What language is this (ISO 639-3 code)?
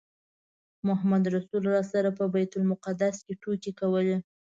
pus